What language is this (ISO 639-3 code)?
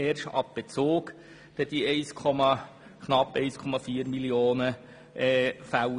gsw